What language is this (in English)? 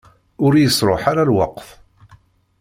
Kabyle